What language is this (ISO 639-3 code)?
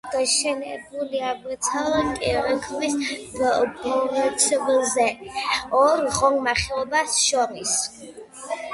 kat